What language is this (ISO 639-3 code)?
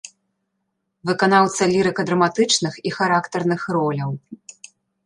bel